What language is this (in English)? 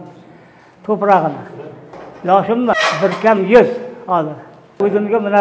Arabic